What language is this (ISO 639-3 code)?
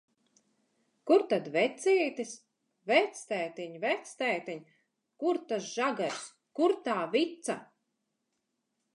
lav